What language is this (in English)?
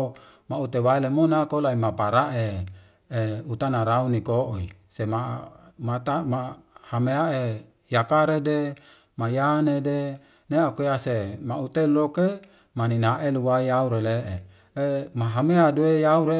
Wemale